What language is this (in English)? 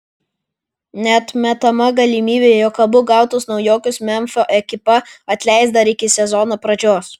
Lithuanian